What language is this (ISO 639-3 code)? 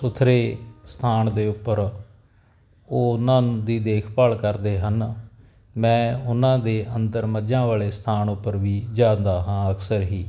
pan